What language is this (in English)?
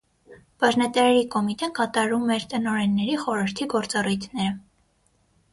Armenian